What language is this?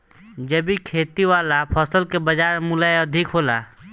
Bhojpuri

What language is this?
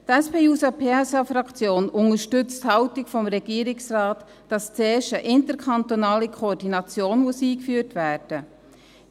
Swiss German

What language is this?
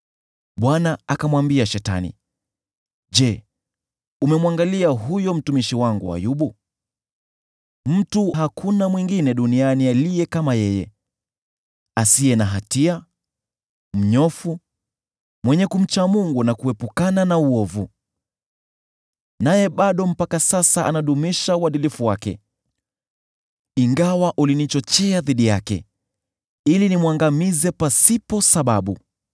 Swahili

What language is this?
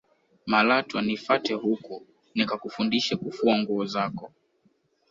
Swahili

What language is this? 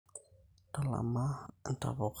Masai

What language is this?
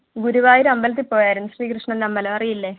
Malayalam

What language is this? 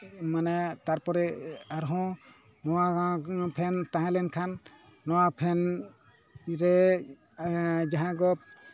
Santali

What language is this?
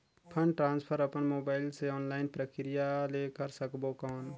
Chhattisgarhi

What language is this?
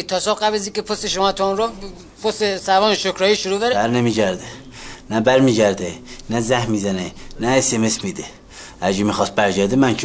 Persian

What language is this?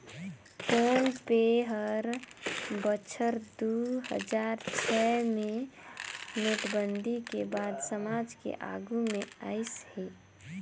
Chhattisgarhi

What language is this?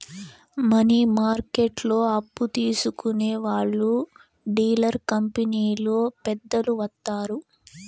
Telugu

